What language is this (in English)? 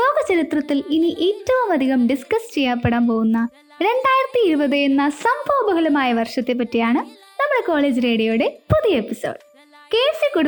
Malayalam